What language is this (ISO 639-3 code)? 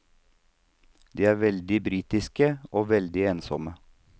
nor